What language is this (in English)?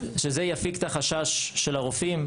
Hebrew